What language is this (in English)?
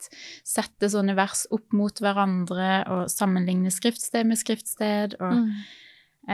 Danish